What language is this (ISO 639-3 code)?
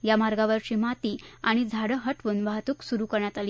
mar